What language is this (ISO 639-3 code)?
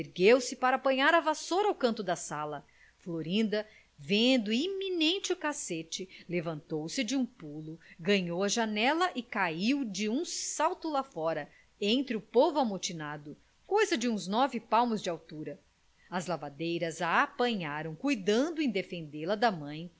por